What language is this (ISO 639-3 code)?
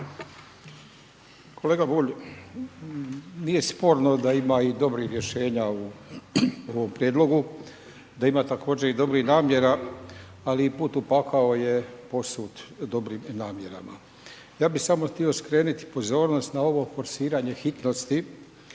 hrv